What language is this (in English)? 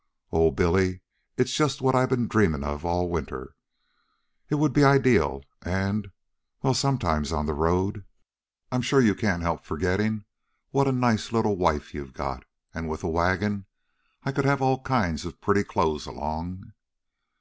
English